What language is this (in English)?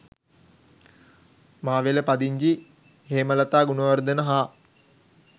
Sinhala